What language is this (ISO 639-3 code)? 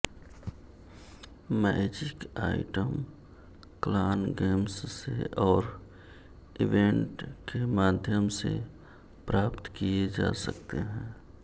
hin